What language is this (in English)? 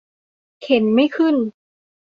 Thai